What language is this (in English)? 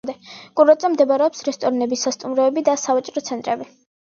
Georgian